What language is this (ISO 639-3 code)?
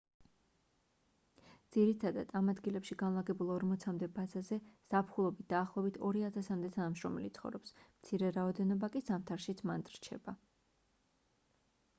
kat